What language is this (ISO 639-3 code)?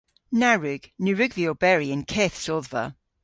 cor